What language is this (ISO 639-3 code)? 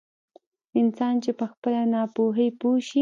pus